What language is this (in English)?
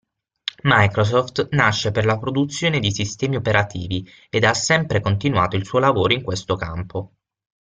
Italian